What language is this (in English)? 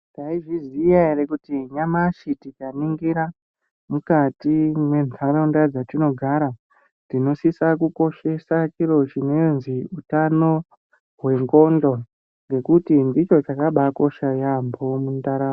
Ndau